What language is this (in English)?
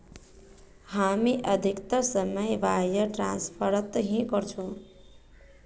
Magahi